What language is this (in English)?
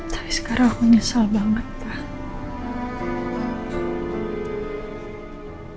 Indonesian